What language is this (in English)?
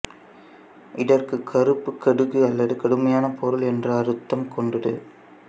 Tamil